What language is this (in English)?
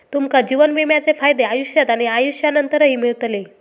Marathi